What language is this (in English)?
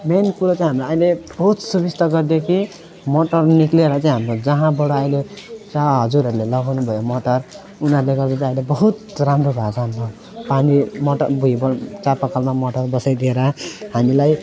Nepali